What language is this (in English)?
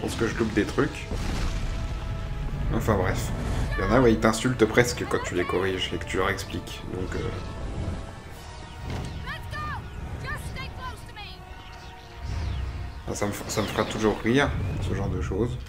French